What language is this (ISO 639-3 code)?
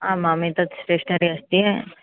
san